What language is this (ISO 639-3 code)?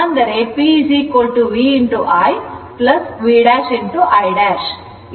kan